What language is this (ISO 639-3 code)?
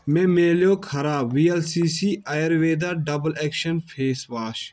kas